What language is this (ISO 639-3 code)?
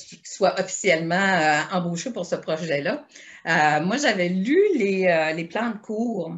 fra